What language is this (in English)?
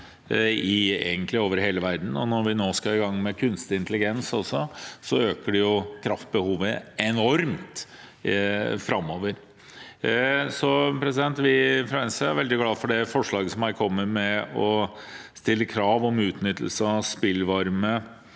Norwegian